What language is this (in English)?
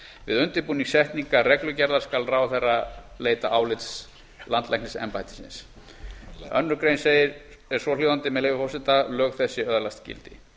Icelandic